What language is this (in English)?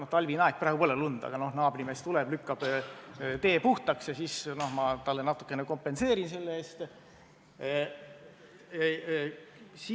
Estonian